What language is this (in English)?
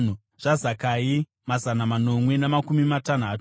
Shona